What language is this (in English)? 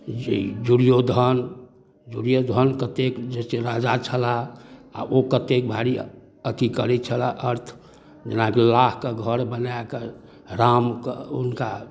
Maithili